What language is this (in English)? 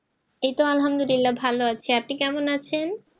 Bangla